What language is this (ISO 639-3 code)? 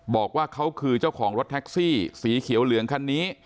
tha